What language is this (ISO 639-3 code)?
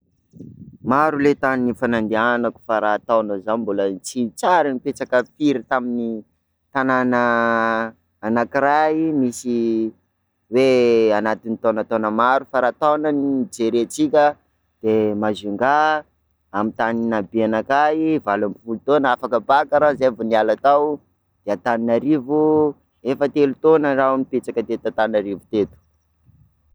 skg